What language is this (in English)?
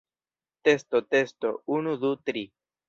Esperanto